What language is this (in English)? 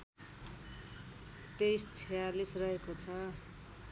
Nepali